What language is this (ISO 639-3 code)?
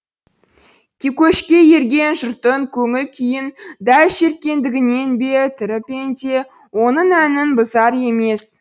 kaz